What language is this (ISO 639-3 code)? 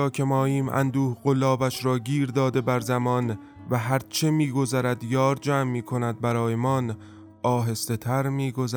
fas